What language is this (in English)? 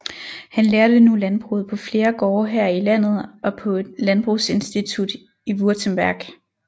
Danish